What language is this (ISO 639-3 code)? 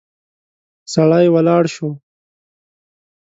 pus